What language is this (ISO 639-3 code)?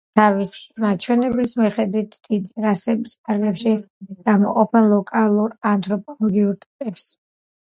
kat